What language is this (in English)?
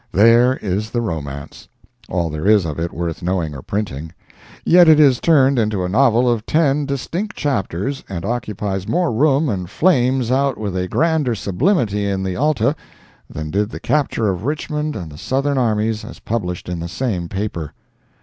English